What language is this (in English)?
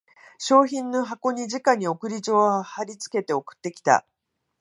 Japanese